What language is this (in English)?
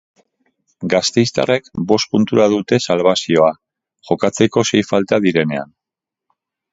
Basque